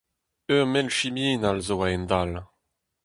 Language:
Breton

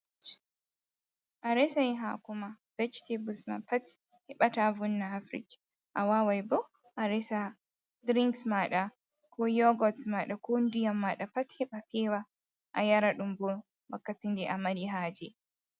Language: Fula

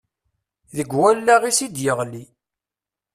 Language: Kabyle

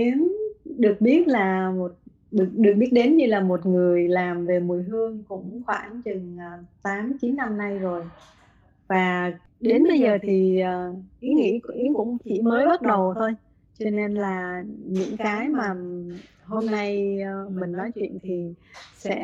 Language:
Vietnamese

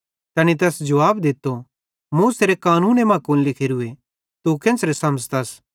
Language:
Bhadrawahi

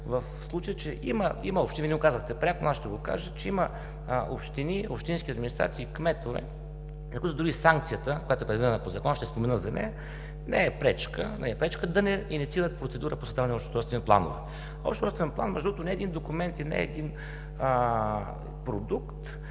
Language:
Bulgarian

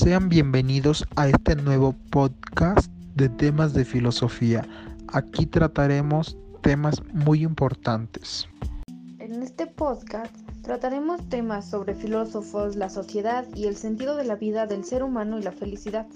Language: Spanish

